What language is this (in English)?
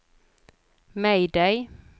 Swedish